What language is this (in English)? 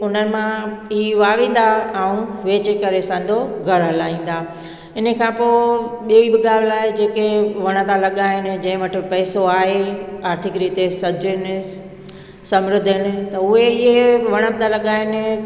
Sindhi